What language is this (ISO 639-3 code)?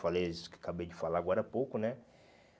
por